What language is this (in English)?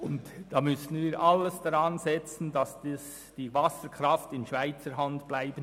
Swiss German